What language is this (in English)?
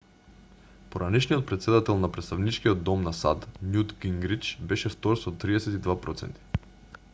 Macedonian